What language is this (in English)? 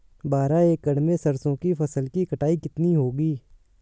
Hindi